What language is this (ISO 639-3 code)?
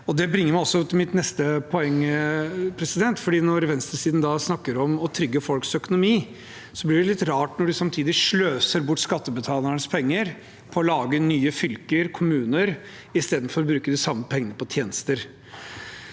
nor